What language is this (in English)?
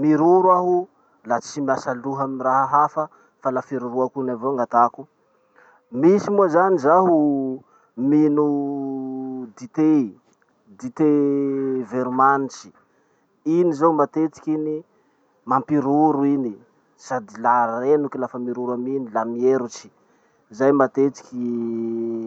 Masikoro Malagasy